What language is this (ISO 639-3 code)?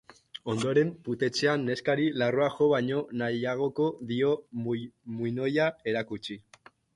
eus